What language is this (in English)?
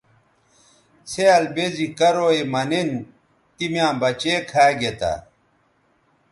Bateri